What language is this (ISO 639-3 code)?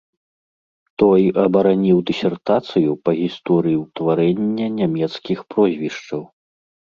bel